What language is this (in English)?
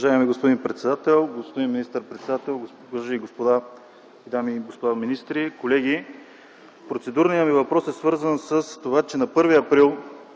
Bulgarian